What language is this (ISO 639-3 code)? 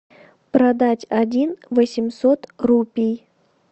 rus